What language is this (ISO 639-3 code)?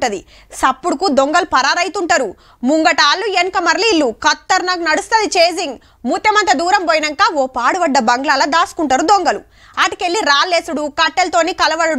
tel